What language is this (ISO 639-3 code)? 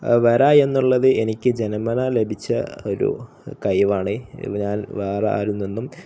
mal